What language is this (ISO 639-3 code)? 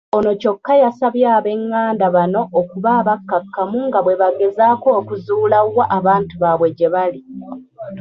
lug